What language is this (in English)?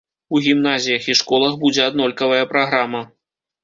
Belarusian